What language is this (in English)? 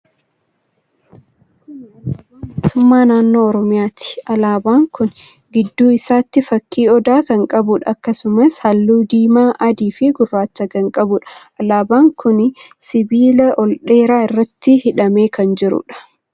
Oromo